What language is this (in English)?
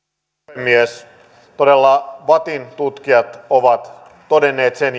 Finnish